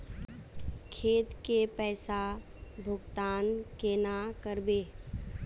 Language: Magahi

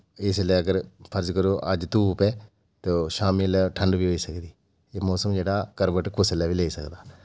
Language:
Dogri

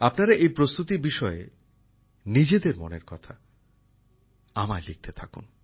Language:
Bangla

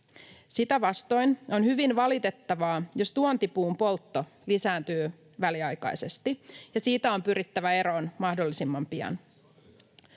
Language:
Finnish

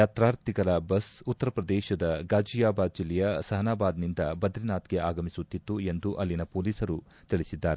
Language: Kannada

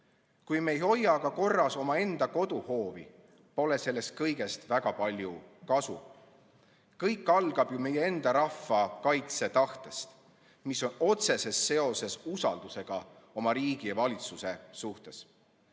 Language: Estonian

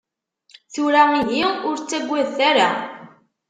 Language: Kabyle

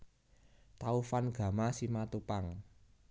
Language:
Javanese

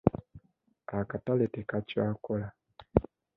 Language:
Ganda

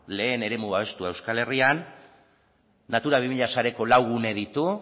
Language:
Basque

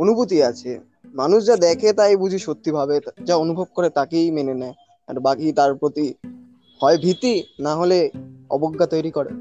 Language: Bangla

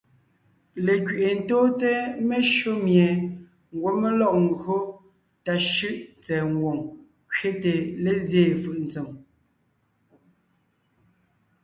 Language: Ngiemboon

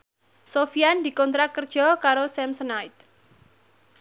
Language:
Javanese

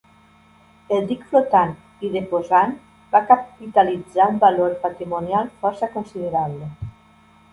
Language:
Catalan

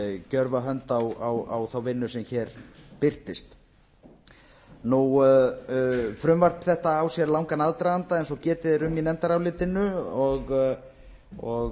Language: Icelandic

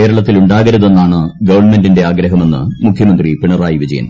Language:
Malayalam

